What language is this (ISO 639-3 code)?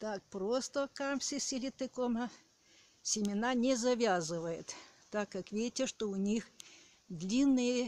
rus